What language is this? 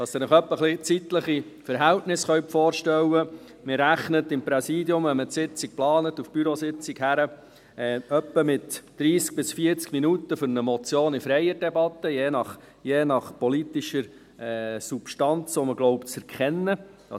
Swiss German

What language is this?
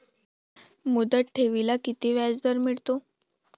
Marathi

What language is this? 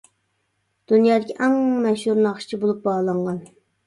Uyghur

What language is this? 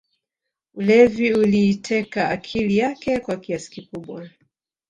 Swahili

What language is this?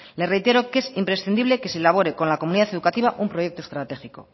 Spanish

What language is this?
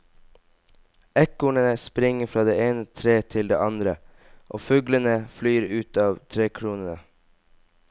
Norwegian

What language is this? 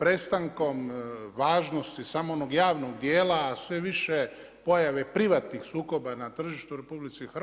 Croatian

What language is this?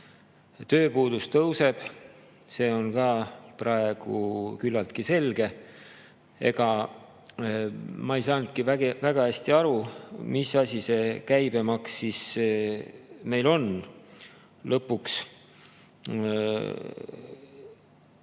Estonian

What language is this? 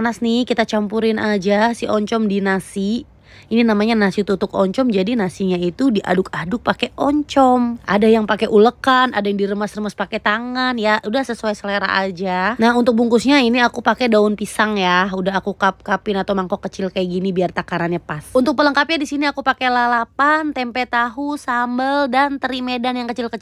Indonesian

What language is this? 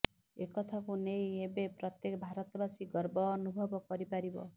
Odia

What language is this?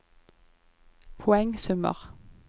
Norwegian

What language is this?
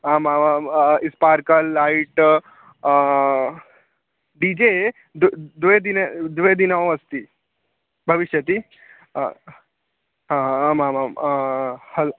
Sanskrit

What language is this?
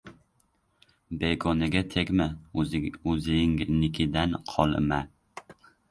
Uzbek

